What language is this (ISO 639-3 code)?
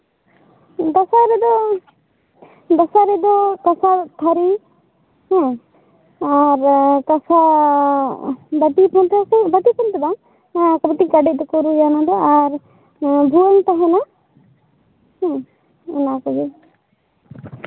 sat